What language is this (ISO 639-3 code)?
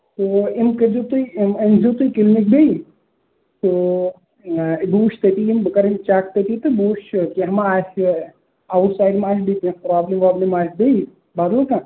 kas